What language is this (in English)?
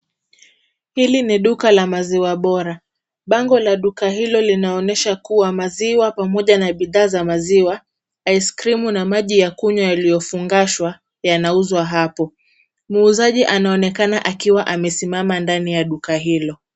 Swahili